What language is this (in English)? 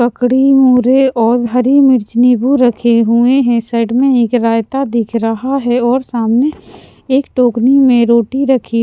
Hindi